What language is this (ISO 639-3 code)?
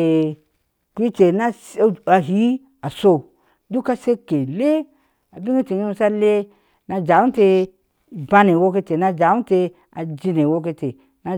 ahs